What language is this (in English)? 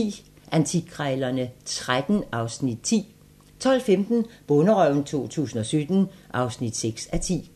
Danish